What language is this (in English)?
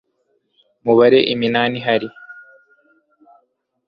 Kinyarwanda